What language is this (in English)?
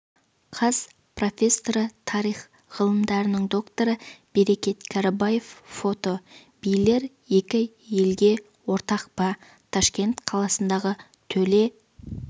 Kazakh